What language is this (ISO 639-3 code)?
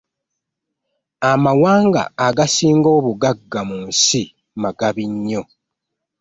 lug